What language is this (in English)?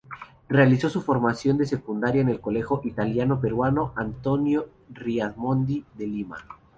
Spanish